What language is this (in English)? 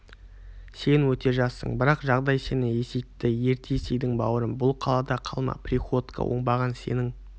Kazakh